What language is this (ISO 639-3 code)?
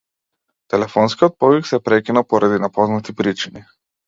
mkd